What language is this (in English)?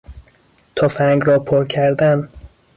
Persian